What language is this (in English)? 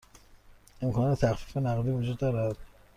Persian